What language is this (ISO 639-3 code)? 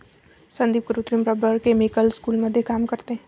mar